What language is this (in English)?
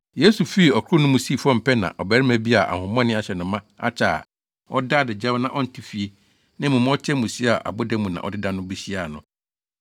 Akan